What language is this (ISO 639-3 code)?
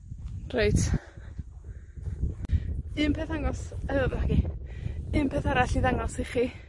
cym